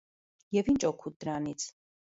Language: Armenian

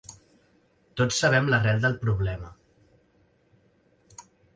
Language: Catalan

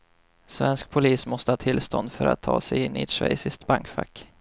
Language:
Swedish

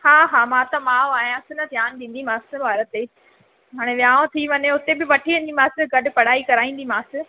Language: Sindhi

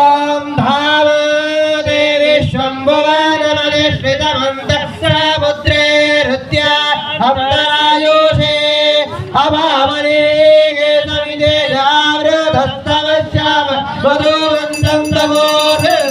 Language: Arabic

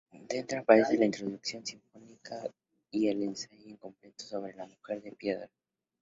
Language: Spanish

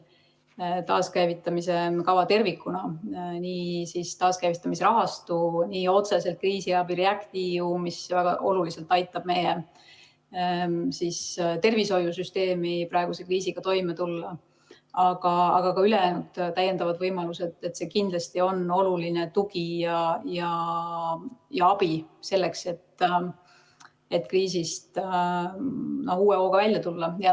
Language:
Estonian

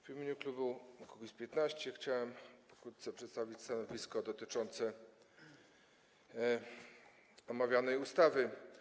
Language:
Polish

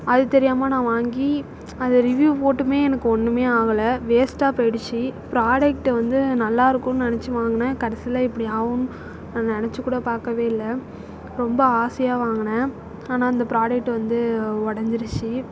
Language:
Tamil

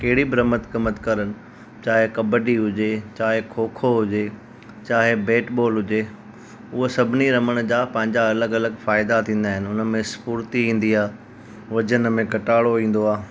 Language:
Sindhi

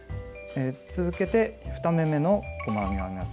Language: Japanese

